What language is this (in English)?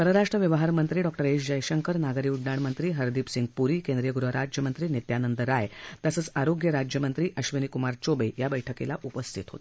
Marathi